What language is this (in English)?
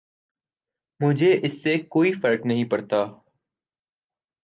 Urdu